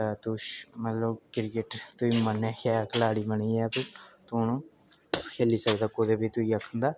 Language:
Dogri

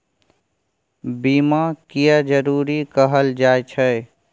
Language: Maithili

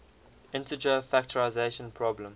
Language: English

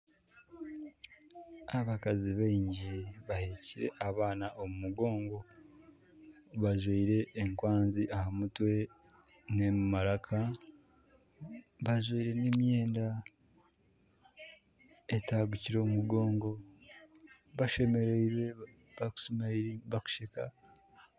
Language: Nyankole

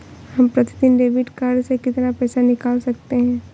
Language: Hindi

